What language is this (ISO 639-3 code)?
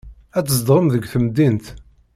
kab